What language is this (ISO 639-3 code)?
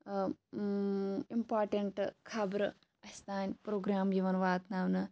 kas